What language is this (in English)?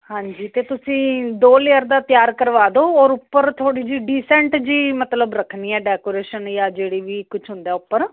Punjabi